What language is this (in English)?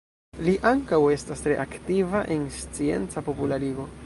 Esperanto